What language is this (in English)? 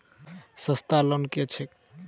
Maithili